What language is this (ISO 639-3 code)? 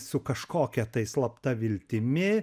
lit